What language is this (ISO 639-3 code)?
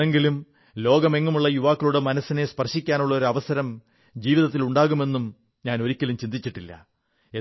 mal